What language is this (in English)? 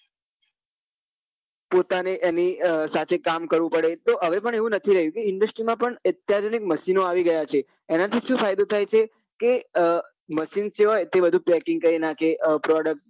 Gujarati